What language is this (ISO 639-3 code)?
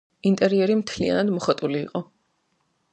kat